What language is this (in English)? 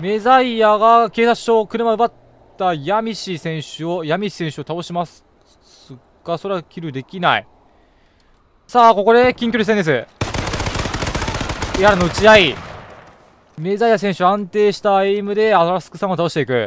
Japanese